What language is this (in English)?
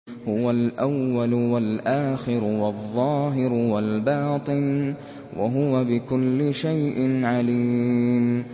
Arabic